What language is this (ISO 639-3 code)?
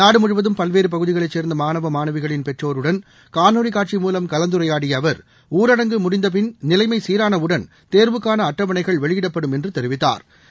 tam